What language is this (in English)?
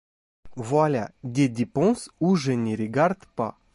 French